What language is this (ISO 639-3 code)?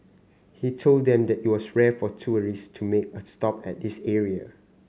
eng